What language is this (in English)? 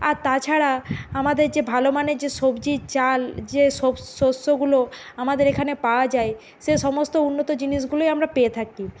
Bangla